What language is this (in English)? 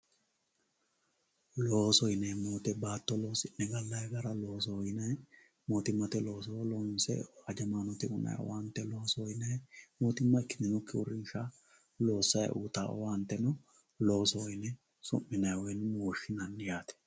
Sidamo